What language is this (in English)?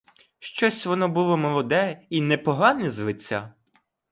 Ukrainian